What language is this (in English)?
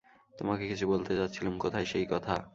Bangla